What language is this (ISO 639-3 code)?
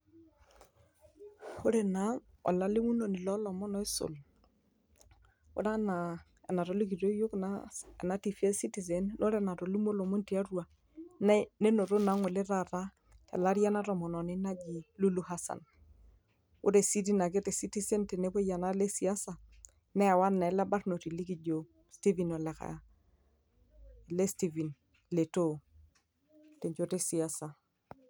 mas